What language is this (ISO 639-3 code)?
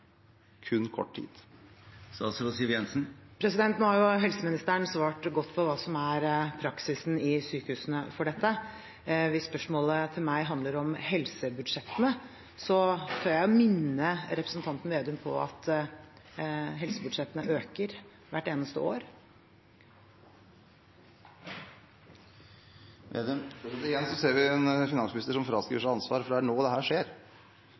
nor